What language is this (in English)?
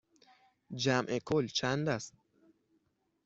Persian